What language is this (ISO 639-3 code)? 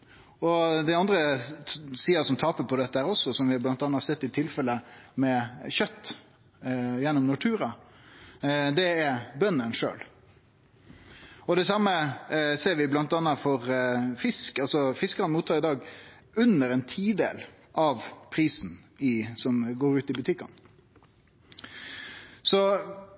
nno